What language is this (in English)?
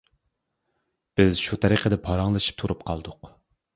Uyghur